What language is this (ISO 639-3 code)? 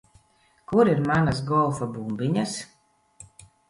lav